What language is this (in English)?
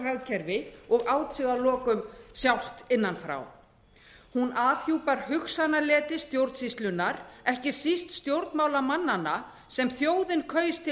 Icelandic